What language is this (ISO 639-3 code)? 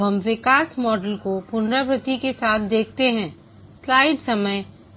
hin